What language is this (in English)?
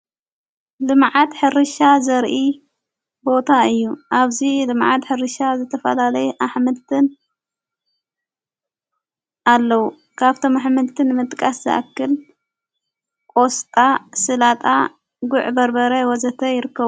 Tigrinya